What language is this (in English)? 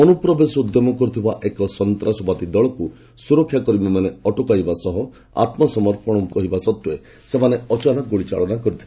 Odia